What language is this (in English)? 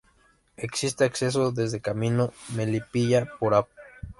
Spanish